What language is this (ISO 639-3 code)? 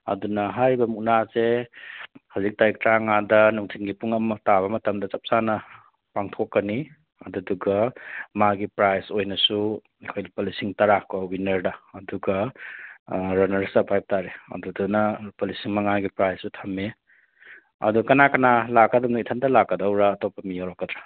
mni